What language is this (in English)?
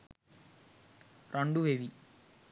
Sinhala